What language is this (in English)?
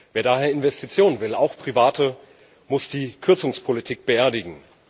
German